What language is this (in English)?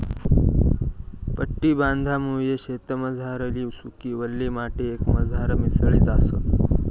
Marathi